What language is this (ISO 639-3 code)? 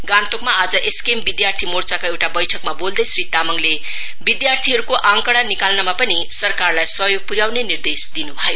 nep